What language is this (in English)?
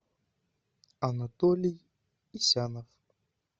Russian